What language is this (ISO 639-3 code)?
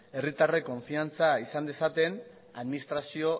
eus